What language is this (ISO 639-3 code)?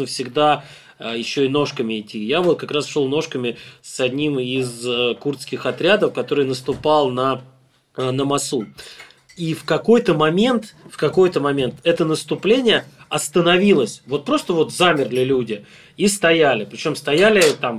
rus